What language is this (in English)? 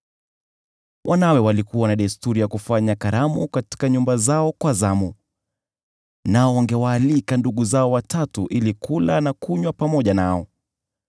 Swahili